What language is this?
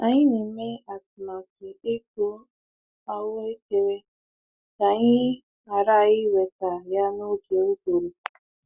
Igbo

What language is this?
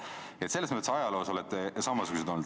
Estonian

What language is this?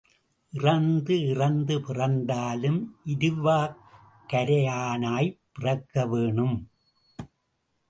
Tamil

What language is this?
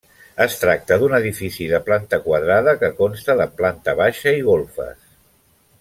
Catalan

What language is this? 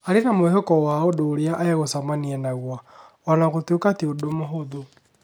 Kikuyu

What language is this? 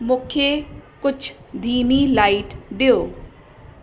Sindhi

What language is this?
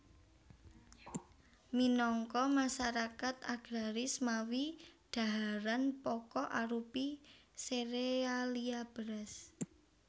Javanese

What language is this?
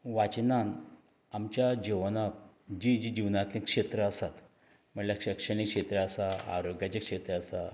Konkani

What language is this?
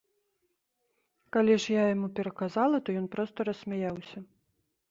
Belarusian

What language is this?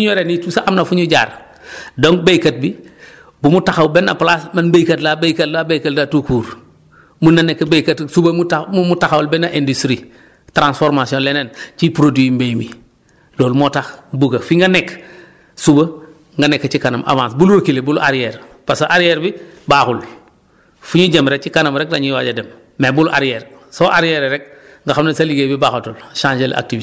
Wolof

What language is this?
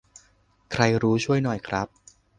Thai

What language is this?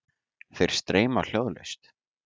Icelandic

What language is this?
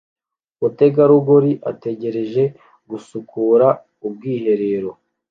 Kinyarwanda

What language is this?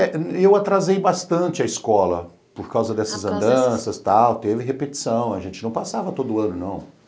Portuguese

